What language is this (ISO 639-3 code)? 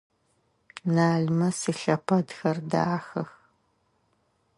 ady